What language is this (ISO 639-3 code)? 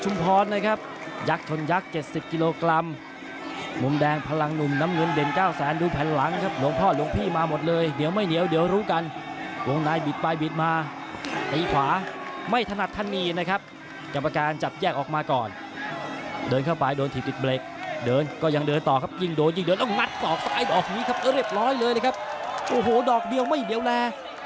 tha